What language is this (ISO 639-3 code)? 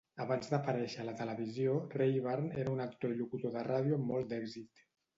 cat